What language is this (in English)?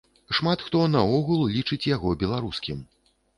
Belarusian